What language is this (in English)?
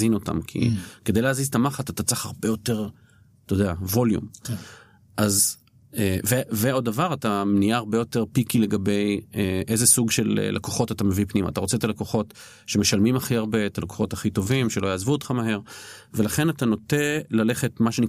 Hebrew